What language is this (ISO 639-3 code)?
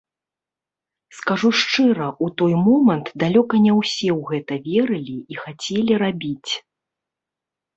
bel